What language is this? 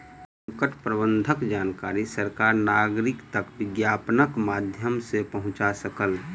Maithili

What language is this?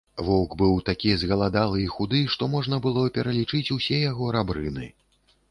Belarusian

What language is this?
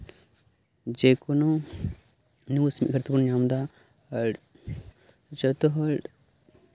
Santali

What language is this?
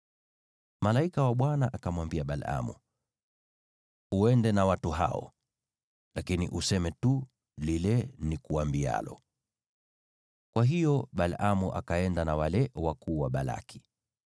Swahili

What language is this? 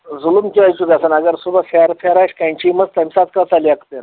Kashmiri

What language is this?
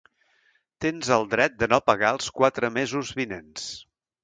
Catalan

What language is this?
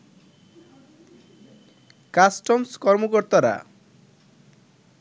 Bangla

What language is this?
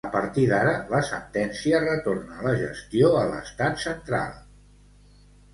Catalan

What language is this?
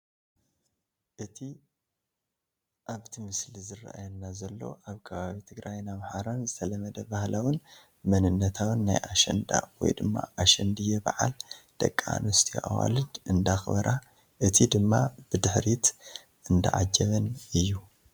Tigrinya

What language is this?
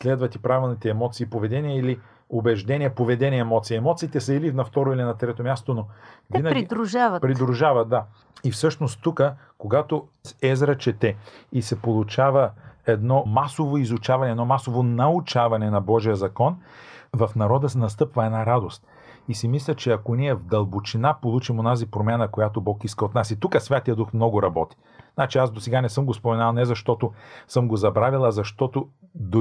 Bulgarian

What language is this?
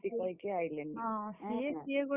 Odia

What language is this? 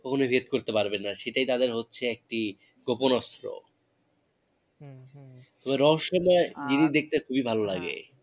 Bangla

